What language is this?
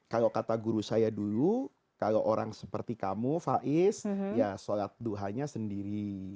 Indonesian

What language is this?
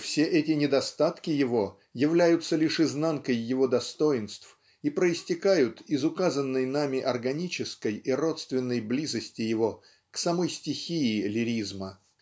Russian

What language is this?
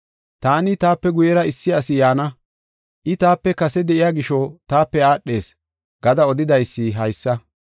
Gofa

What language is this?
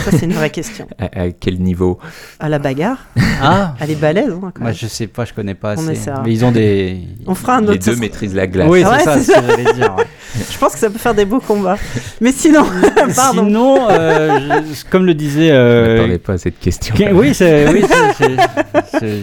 French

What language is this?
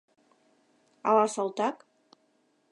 Mari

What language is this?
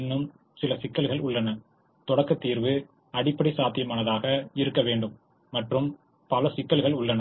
Tamil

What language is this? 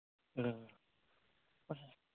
Manipuri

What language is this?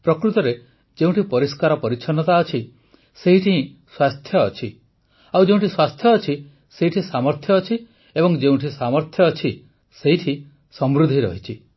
Odia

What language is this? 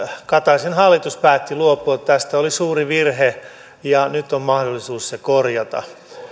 Finnish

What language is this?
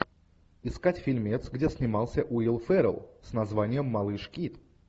Russian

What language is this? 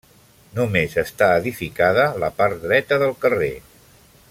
Catalan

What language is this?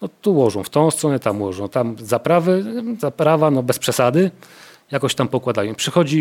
Polish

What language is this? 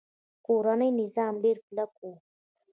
Pashto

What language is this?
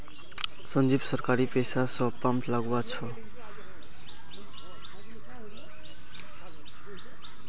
Magahi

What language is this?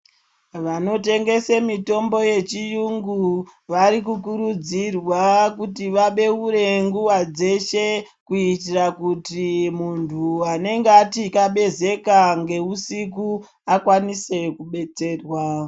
Ndau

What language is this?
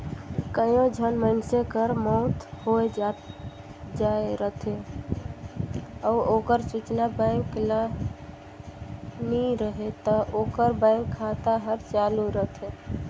Chhattisgarhi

